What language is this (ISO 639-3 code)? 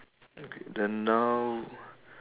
eng